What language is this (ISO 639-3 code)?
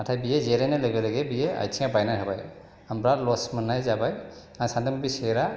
brx